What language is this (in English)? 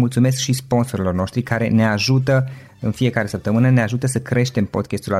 Romanian